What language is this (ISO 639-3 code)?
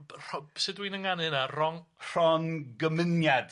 cym